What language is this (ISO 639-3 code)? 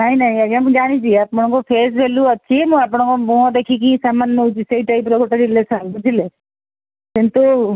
ori